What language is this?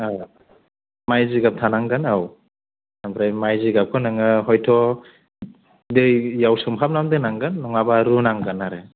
Bodo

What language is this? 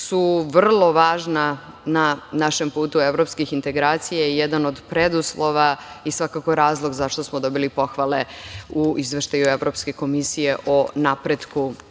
Serbian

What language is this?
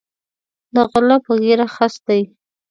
Pashto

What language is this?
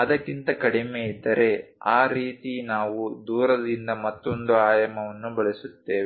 Kannada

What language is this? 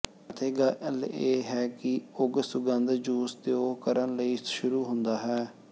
Punjabi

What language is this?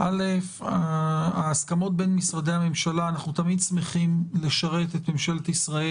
Hebrew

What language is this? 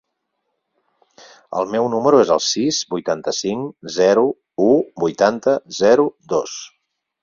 Catalan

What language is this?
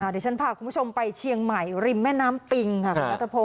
Thai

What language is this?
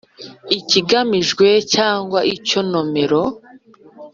Kinyarwanda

